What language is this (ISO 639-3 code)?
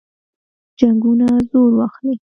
pus